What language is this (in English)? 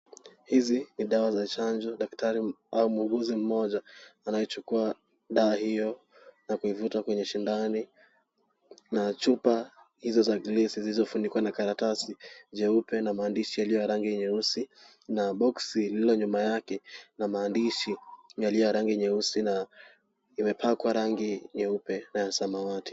Swahili